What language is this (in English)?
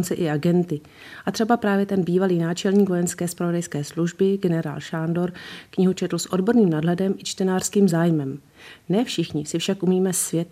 Czech